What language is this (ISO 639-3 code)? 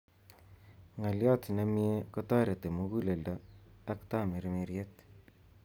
kln